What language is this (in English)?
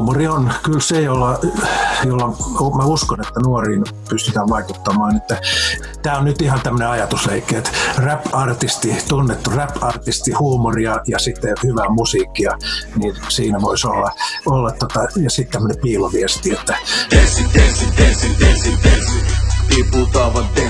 Finnish